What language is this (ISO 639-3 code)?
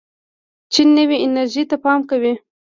pus